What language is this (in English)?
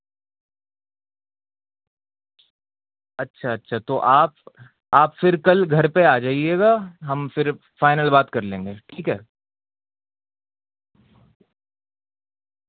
Urdu